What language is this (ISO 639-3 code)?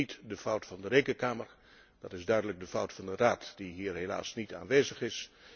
nld